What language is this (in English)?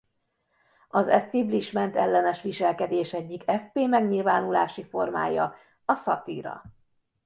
Hungarian